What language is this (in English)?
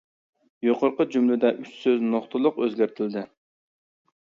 Uyghur